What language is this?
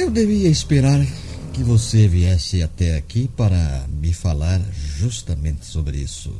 Portuguese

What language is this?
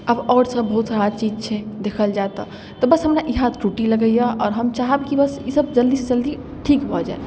Maithili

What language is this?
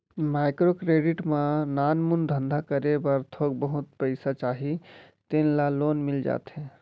Chhattisgarhi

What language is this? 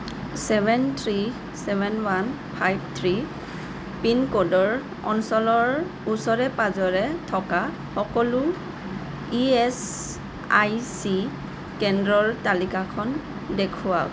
Assamese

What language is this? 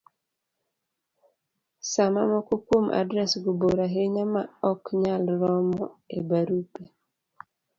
Luo (Kenya and Tanzania)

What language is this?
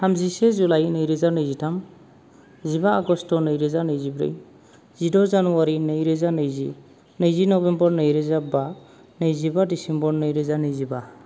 Bodo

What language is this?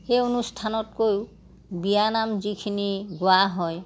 Assamese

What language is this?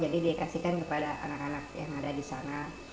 Indonesian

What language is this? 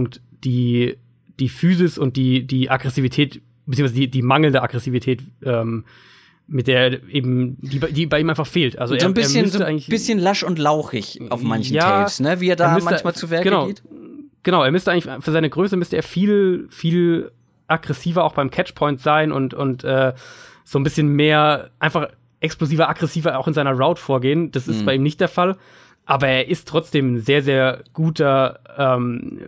German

